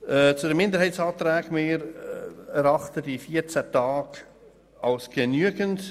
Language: Swiss German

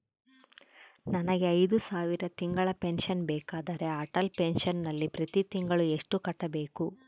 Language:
Kannada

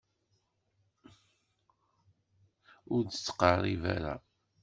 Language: Kabyle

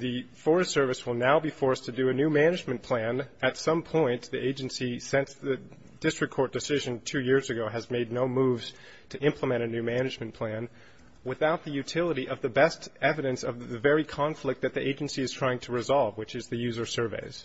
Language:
English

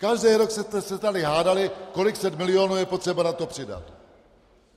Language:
Czech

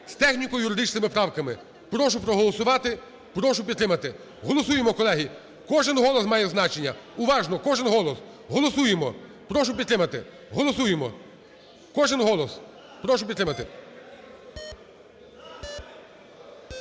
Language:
Ukrainian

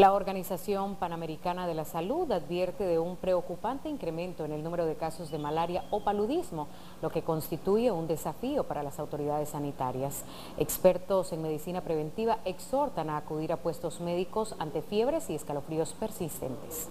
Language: Spanish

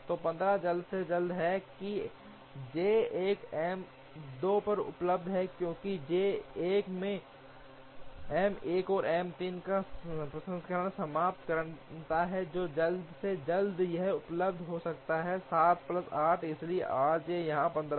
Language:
Hindi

